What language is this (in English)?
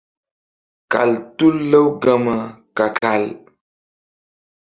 Mbum